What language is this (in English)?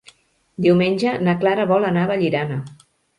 Catalan